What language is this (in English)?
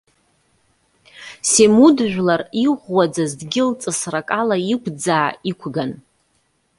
Abkhazian